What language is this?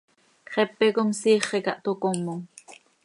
Seri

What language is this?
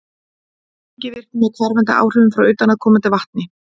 Icelandic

